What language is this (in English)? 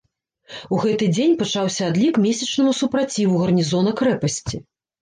Belarusian